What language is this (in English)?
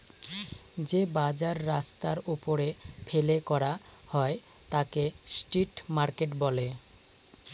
Bangla